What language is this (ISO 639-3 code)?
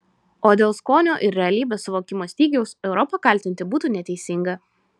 lit